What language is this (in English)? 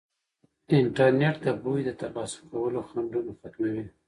Pashto